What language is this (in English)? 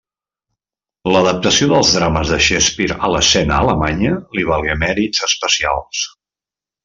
Catalan